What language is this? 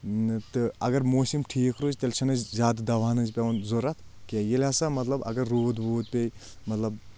Kashmiri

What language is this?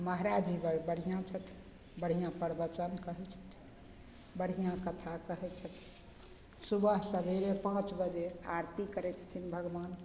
Maithili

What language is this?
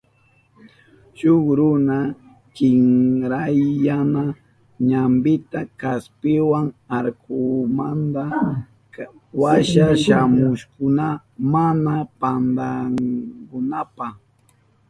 Southern Pastaza Quechua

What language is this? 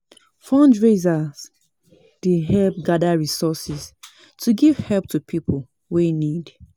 Nigerian Pidgin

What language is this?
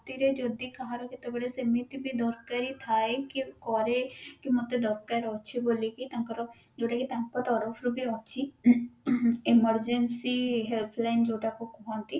Odia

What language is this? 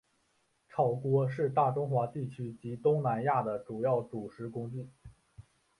Chinese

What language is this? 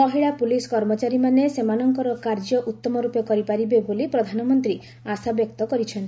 Odia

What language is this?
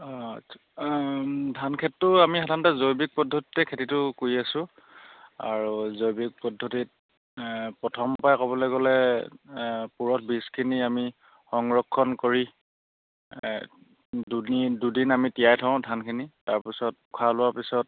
Assamese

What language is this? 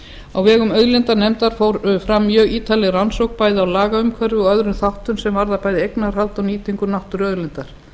Icelandic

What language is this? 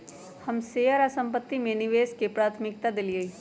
Magahi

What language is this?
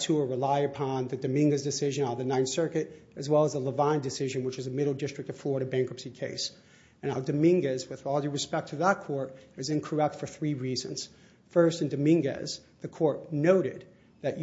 English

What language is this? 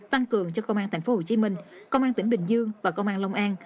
Vietnamese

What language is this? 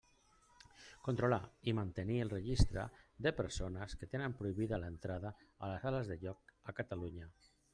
Catalan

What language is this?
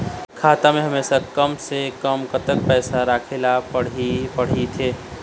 Chhattisgarhi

